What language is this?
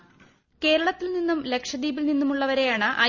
Malayalam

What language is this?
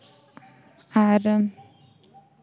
Santali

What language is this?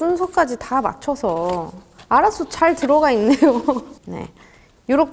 Korean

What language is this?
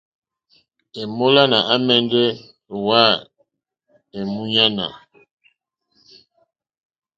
Mokpwe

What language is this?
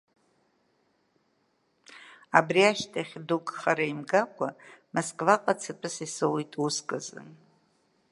Abkhazian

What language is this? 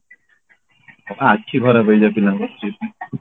Odia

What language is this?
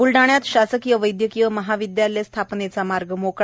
Marathi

